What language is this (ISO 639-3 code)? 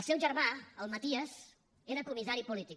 cat